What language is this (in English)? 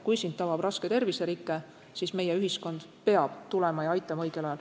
Estonian